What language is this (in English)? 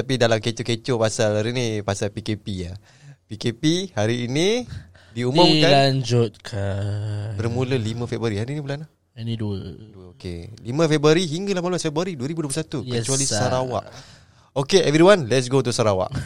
Malay